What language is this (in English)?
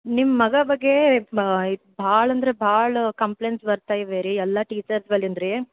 Kannada